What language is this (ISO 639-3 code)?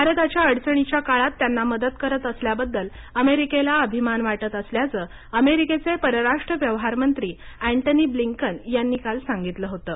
mar